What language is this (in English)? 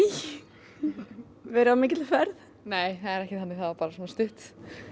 Icelandic